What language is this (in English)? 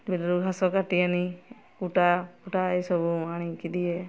Odia